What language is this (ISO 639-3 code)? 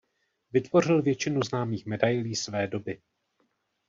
ces